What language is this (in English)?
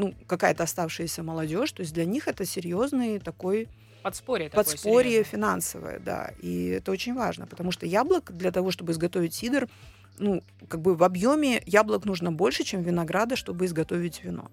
Russian